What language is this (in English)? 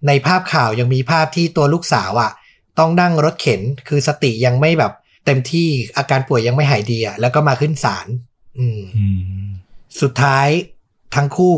Thai